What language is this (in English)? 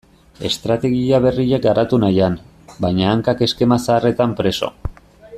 Basque